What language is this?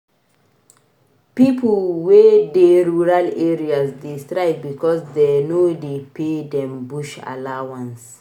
Nigerian Pidgin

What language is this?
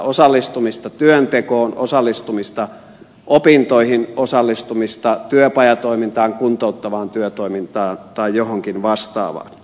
Finnish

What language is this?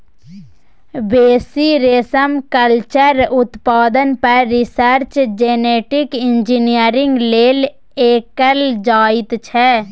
Maithili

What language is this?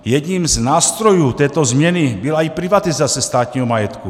Czech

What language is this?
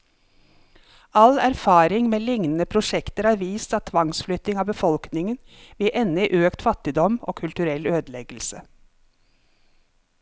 Norwegian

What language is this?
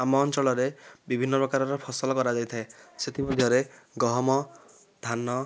Odia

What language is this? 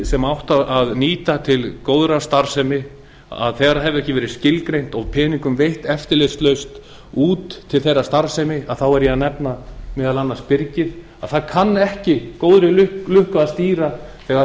Icelandic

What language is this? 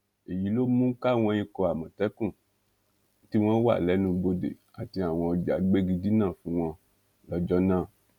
Yoruba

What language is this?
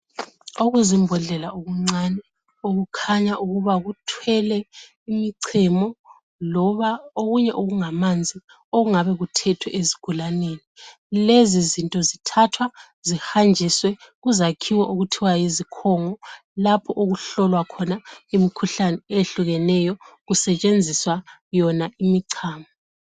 North Ndebele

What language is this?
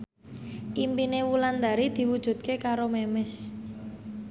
Javanese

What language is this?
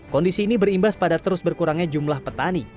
Indonesian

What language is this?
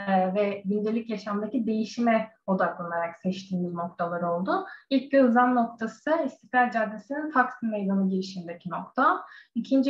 Turkish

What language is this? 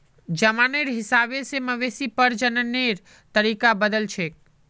Magahi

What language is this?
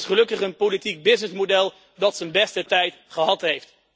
Dutch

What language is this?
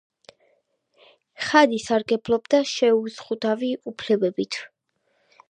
Georgian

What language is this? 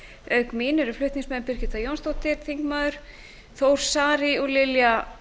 Icelandic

